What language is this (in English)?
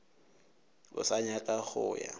Northern Sotho